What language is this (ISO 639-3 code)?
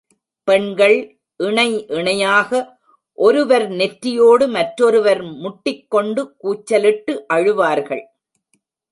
tam